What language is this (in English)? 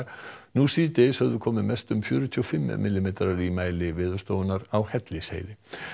Icelandic